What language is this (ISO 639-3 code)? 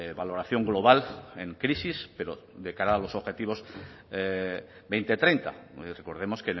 spa